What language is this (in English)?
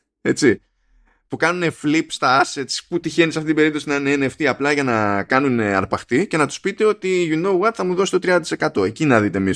Greek